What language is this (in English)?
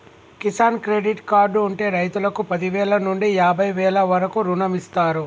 Telugu